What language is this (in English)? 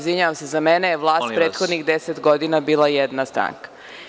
Serbian